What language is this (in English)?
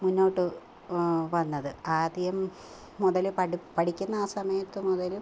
Malayalam